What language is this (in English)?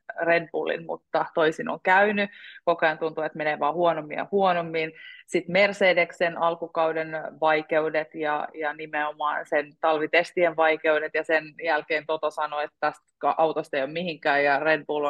Finnish